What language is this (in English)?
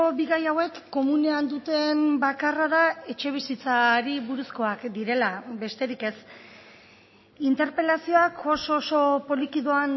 Basque